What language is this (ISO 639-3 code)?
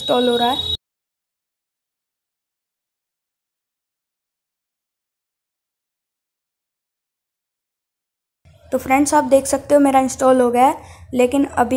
hin